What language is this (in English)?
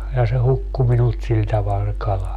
Finnish